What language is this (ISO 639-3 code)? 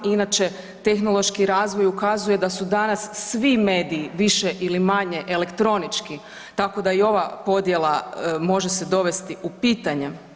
hrv